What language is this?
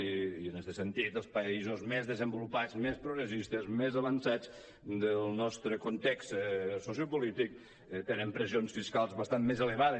Catalan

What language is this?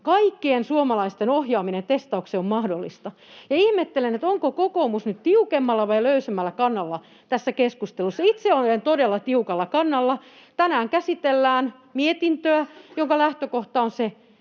Finnish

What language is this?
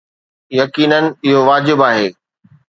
Sindhi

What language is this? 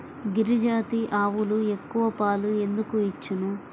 Telugu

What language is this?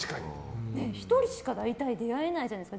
Japanese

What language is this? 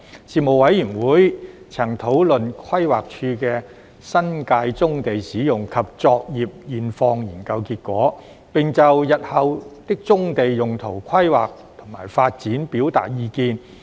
Cantonese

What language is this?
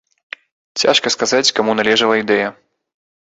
Belarusian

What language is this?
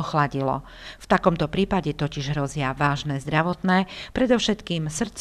Slovak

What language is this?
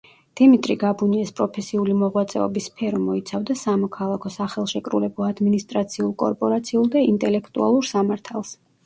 Georgian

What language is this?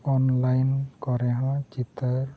Santali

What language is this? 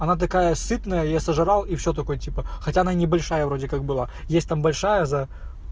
Russian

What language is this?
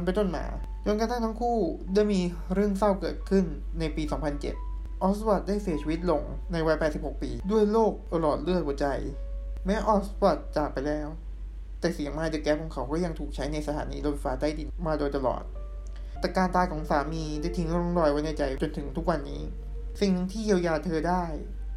Thai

